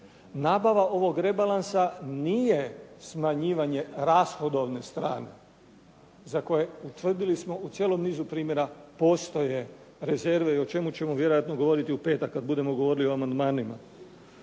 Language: Croatian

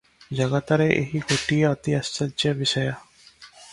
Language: Odia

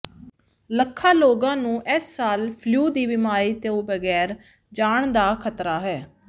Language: Punjabi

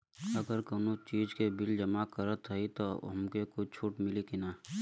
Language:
Bhojpuri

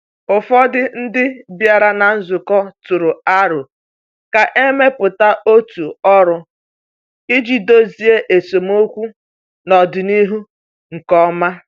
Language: Igbo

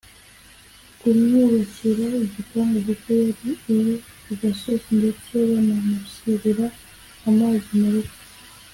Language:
Kinyarwanda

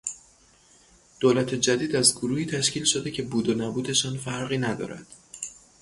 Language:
Persian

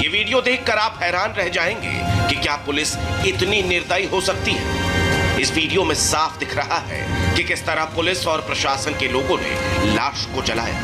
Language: Hindi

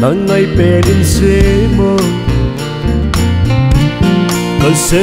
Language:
Vietnamese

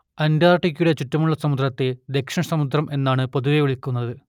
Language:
Malayalam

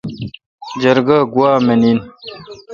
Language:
Kalkoti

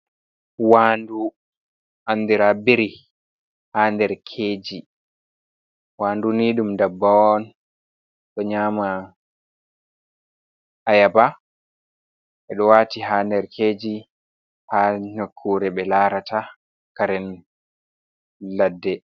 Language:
Fula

